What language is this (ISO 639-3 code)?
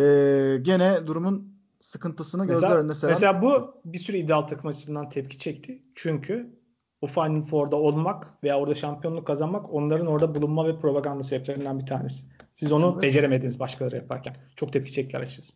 tur